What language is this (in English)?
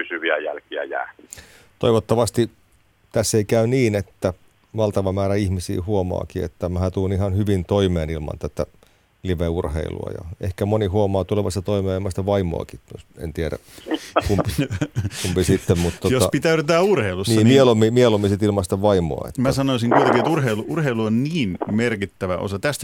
Finnish